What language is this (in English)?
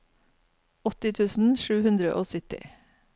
Norwegian